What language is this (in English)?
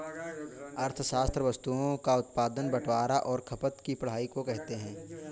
Hindi